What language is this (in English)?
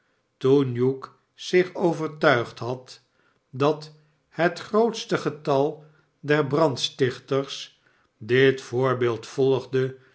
Dutch